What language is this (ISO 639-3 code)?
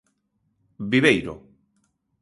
glg